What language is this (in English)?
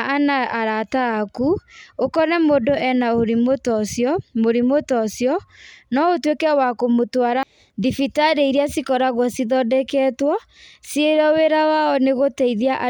Kikuyu